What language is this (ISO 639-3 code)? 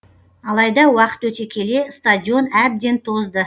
kaz